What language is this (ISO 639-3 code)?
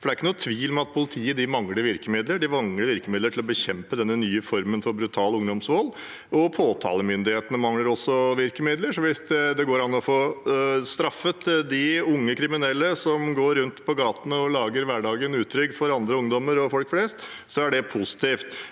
nor